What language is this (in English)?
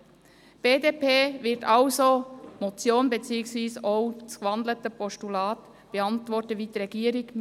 Swiss German